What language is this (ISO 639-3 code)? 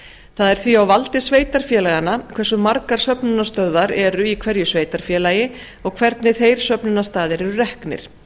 isl